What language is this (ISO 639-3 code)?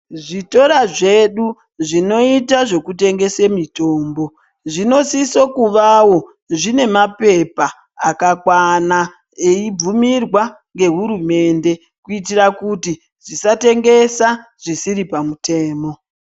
ndc